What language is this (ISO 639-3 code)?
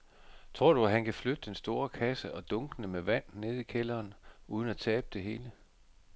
dan